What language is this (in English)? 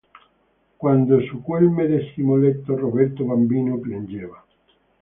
Italian